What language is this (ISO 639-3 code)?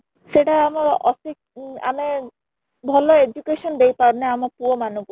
ori